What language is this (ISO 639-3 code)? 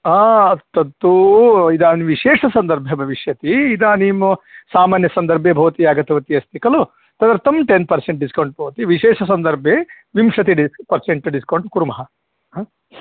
san